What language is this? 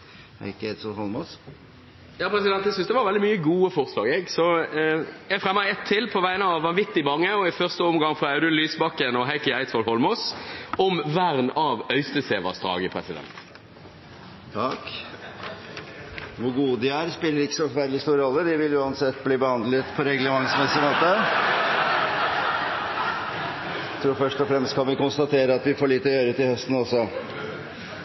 Norwegian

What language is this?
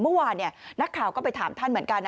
Thai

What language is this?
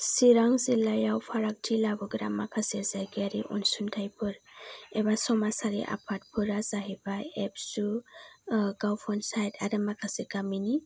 Bodo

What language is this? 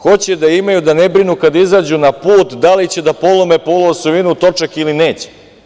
Serbian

